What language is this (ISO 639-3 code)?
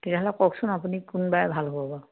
asm